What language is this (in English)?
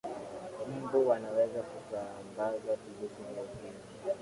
Swahili